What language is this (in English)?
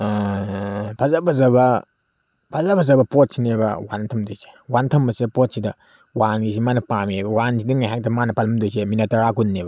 Manipuri